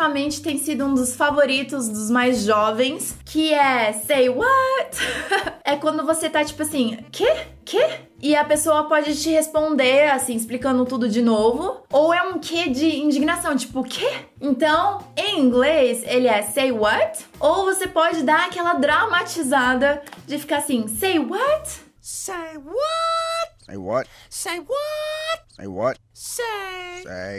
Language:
Portuguese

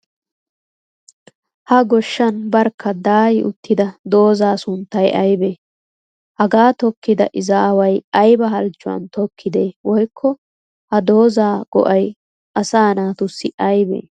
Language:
Wolaytta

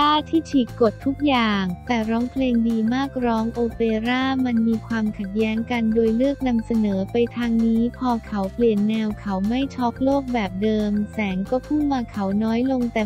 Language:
Thai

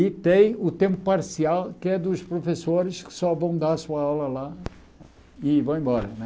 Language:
Portuguese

